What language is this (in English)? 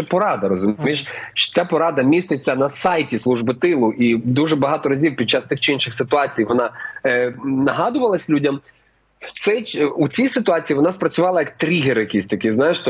Ukrainian